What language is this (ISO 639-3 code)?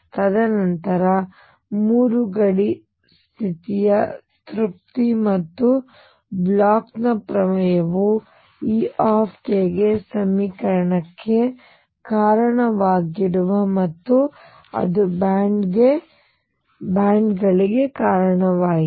kan